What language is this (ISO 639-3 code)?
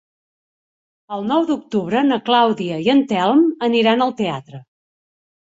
cat